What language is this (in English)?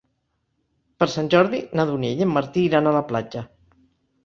Catalan